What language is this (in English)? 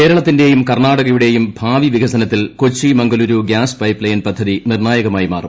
Malayalam